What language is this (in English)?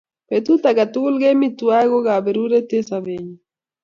Kalenjin